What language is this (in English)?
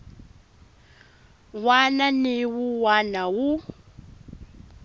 Tsonga